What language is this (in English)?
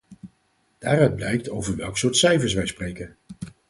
Dutch